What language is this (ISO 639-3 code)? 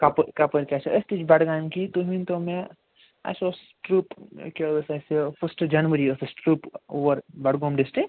kas